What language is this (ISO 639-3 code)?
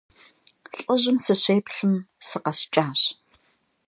kbd